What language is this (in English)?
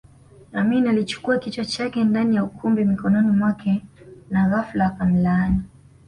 Swahili